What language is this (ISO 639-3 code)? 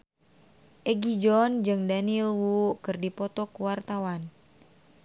sun